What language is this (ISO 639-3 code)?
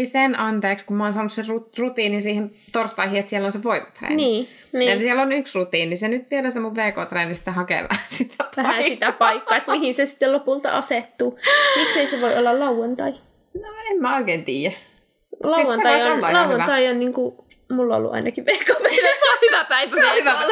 fin